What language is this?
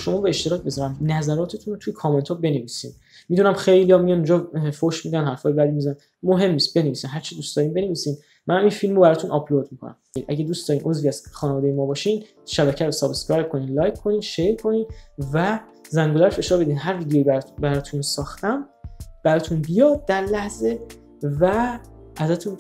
Persian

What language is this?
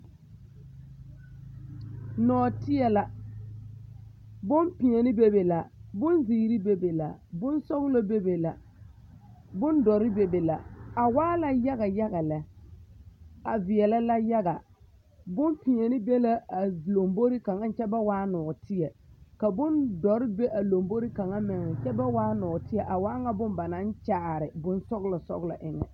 Southern Dagaare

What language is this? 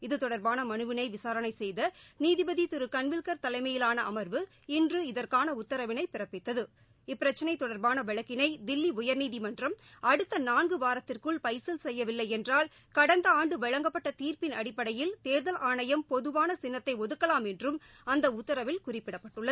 Tamil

